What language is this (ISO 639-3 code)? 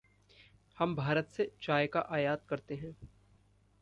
hin